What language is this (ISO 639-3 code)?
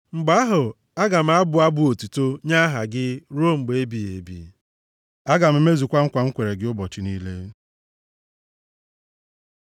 ibo